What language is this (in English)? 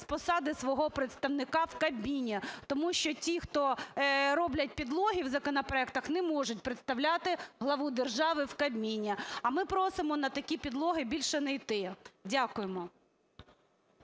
Ukrainian